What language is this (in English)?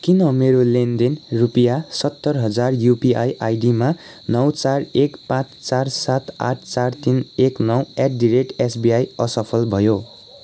Nepali